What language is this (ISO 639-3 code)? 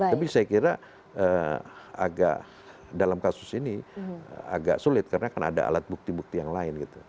ind